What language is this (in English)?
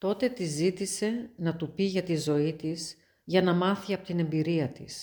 Greek